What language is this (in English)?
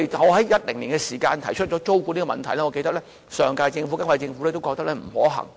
Cantonese